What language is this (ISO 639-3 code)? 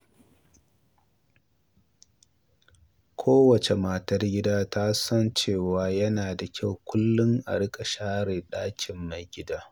hau